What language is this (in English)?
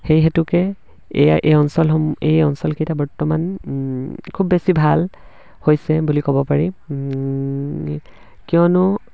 Assamese